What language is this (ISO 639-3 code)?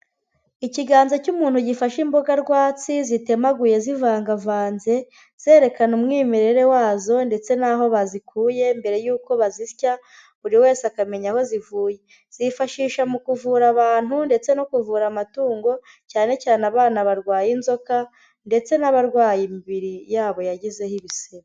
kin